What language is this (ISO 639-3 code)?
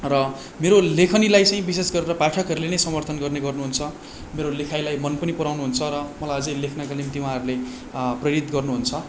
nep